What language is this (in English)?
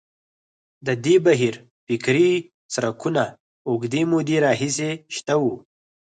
Pashto